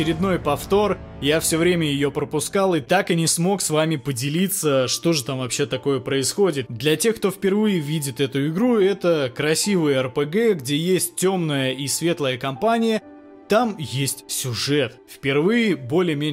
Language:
Russian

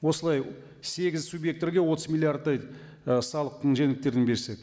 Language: Kazakh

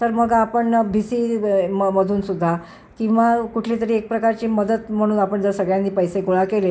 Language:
Marathi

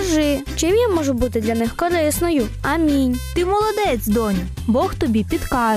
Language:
Ukrainian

